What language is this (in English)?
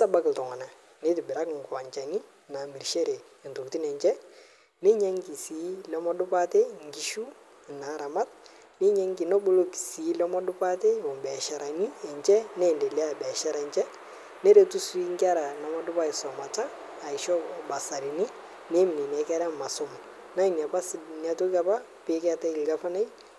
Masai